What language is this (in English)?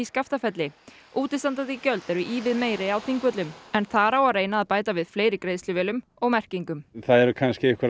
Icelandic